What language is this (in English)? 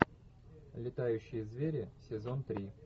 Russian